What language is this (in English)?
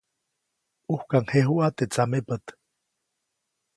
Copainalá Zoque